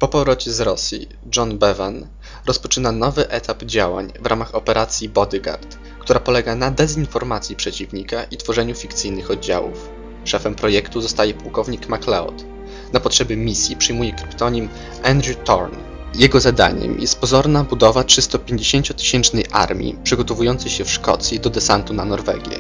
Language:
Polish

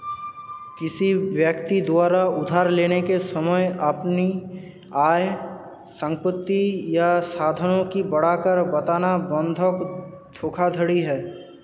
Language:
Hindi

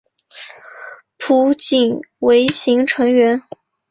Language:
Chinese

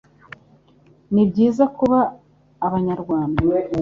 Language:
Kinyarwanda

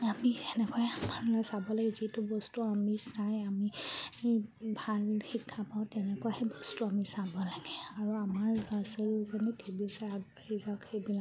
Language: Assamese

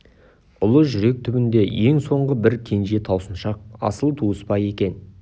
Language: Kazakh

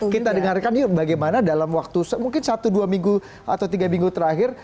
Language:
Indonesian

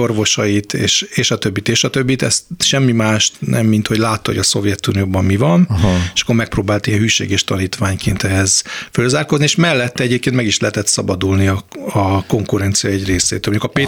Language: Hungarian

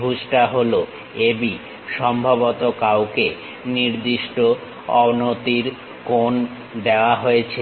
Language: Bangla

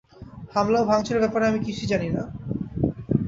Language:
Bangla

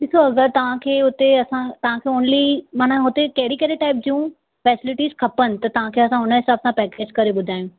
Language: Sindhi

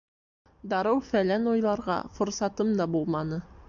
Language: Bashkir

